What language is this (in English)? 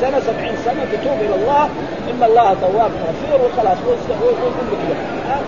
Arabic